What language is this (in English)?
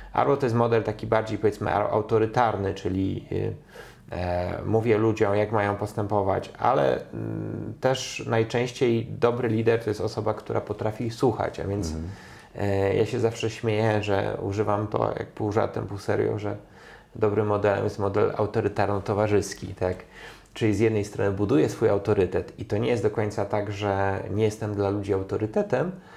Polish